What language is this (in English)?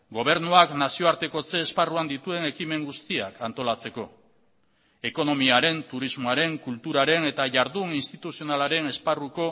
Basque